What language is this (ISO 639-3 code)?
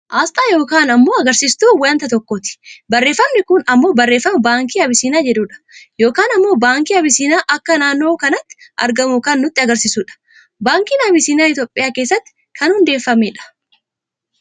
orm